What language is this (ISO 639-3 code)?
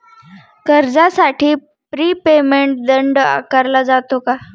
mar